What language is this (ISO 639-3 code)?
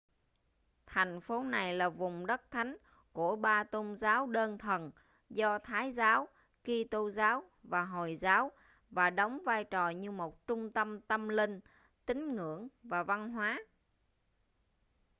vie